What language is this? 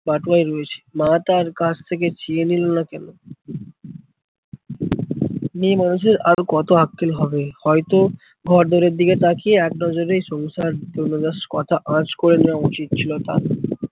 Bangla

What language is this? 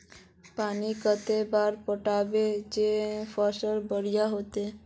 Magahi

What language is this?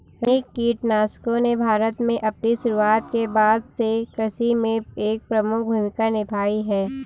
Hindi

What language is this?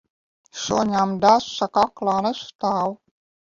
Latvian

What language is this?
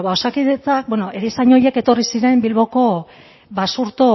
Basque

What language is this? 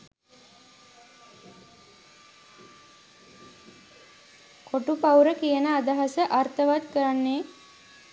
Sinhala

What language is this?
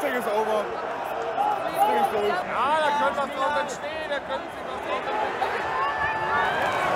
German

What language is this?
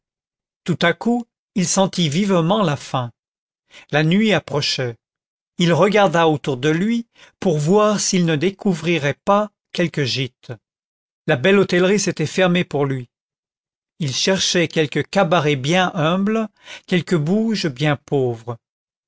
French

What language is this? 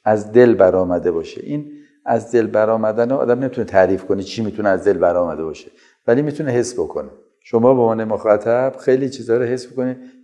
Persian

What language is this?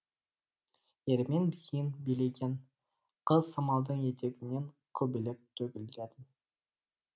Kazakh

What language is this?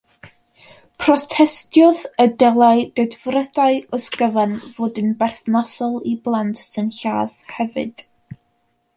Welsh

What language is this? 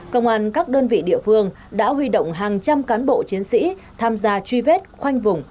Vietnamese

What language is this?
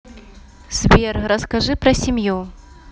Russian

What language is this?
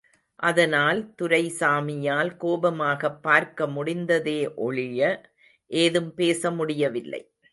Tamil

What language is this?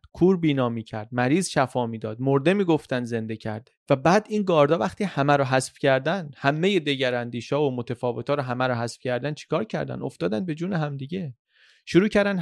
Persian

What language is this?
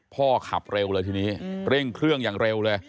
Thai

